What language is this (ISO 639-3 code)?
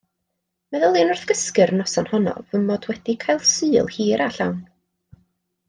cym